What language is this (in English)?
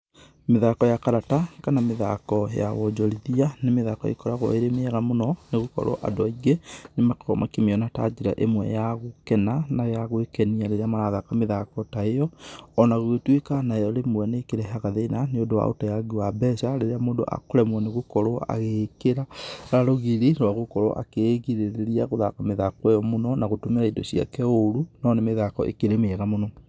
Kikuyu